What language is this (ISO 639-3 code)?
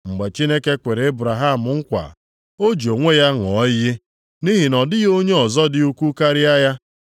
ibo